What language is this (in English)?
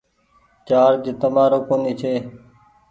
Goaria